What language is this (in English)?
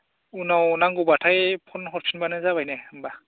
Bodo